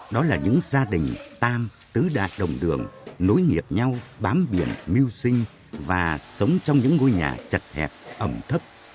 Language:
Vietnamese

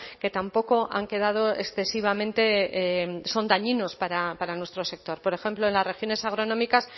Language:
Spanish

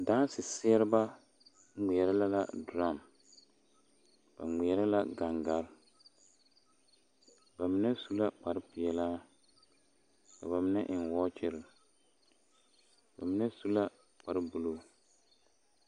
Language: Southern Dagaare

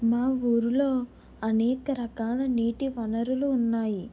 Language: Telugu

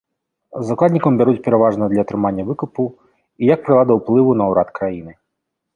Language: Belarusian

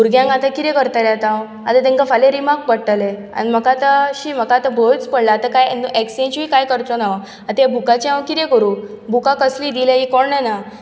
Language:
Konkani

